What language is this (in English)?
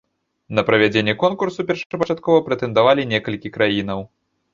Belarusian